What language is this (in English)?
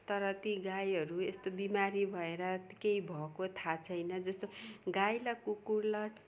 Nepali